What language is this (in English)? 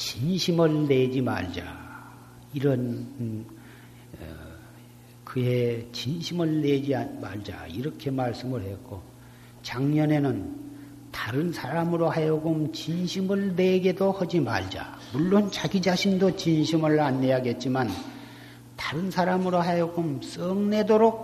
Korean